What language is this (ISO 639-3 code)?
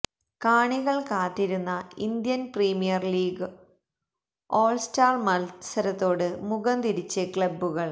mal